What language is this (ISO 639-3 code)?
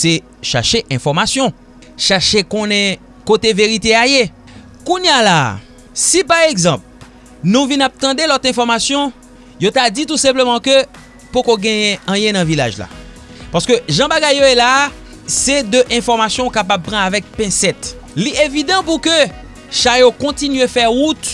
fra